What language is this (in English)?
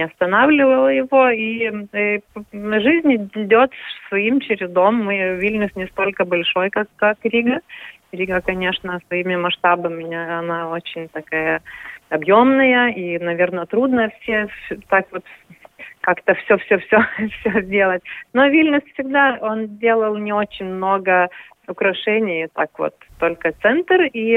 Russian